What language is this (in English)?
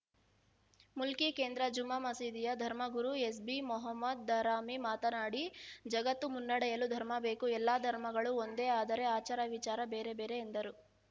Kannada